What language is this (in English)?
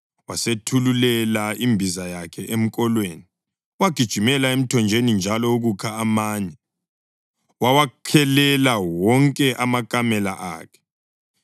North Ndebele